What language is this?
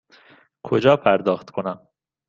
Persian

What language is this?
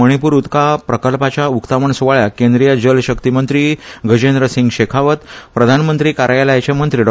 Konkani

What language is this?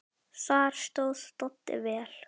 Icelandic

